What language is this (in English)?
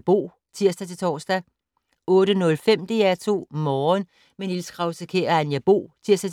Danish